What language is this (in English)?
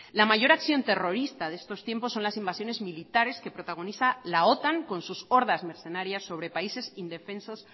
Spanish